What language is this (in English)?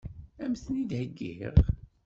Kabyle